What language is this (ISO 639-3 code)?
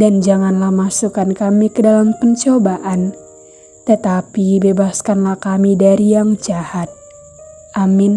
ind